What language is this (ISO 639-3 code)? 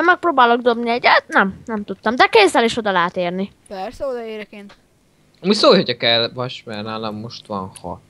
hun